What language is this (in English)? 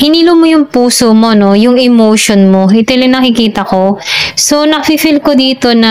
Filipino